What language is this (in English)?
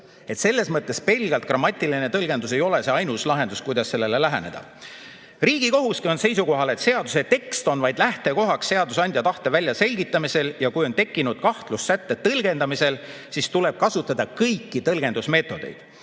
Estonian